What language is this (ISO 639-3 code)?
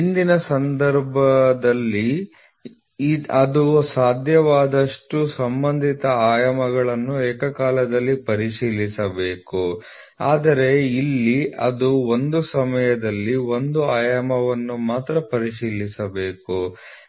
kan